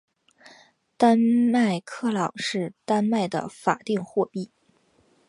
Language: Chinese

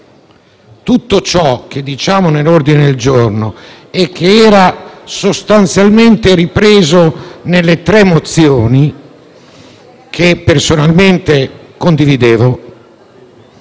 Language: Italian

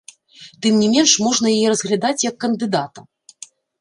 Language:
Belarusian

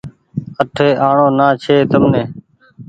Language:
Goaria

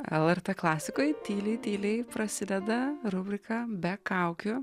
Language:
Lithuanian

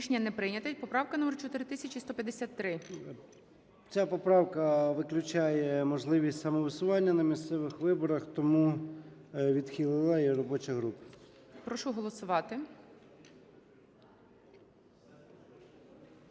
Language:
Ukrainian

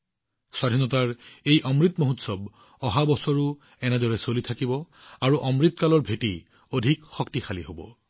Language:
Assamese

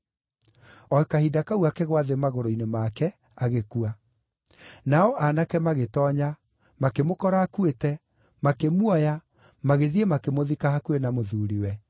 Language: Kikuyu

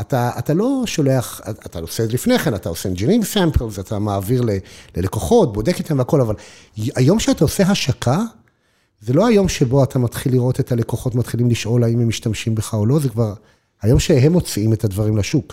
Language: Hebrew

